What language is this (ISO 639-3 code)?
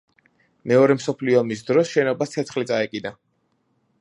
kat